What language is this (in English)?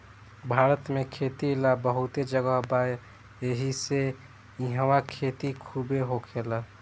Bhojpuri